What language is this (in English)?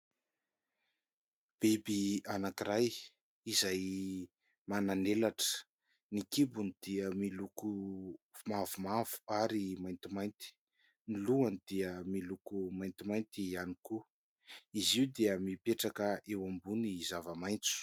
Malagasy